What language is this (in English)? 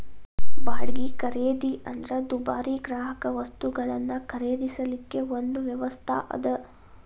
Kannada